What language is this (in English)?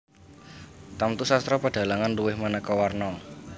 Javanese